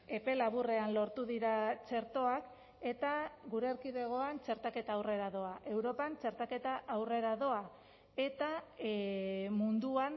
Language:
Basque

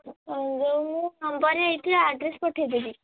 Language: Odia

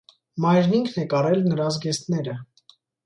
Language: Armenian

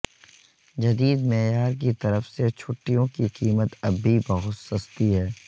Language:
Urdu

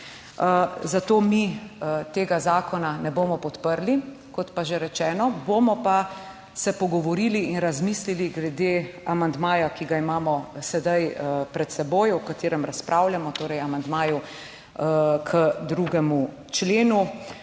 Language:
Slovenian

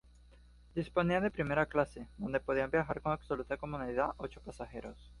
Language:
Spanish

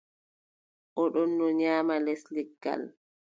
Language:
Adamawa Fulfulde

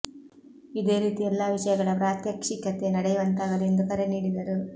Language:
Kannada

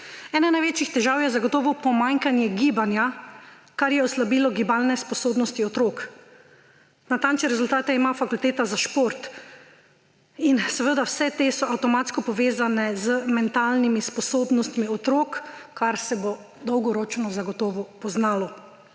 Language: Slovenian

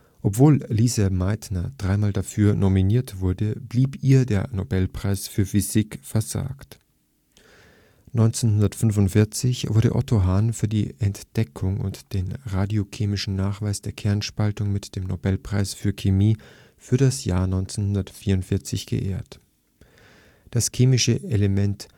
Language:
German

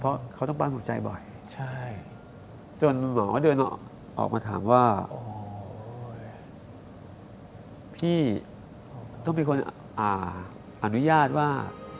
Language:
Thai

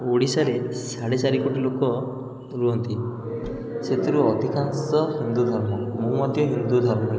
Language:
Odia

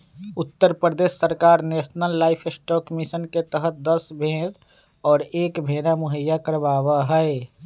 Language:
Magahi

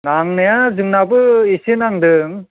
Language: Bodo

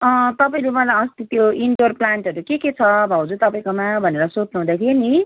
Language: Nepali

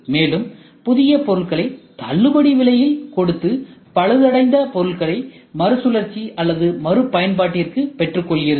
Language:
Tamil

